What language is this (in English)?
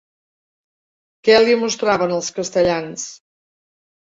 Catalan